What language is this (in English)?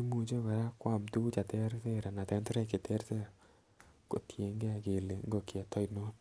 Kalenjin